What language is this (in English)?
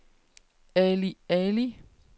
Danish